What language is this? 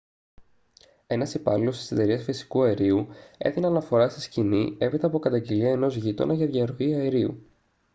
Greek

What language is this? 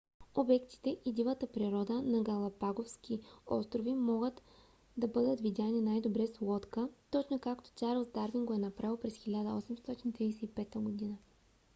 Bulgarian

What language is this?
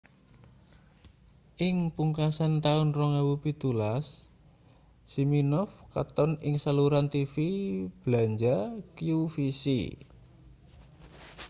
Javanese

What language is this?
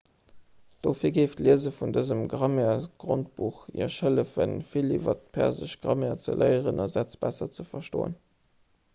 Luxembourgish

